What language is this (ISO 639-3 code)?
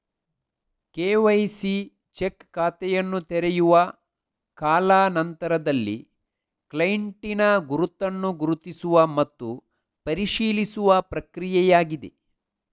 kan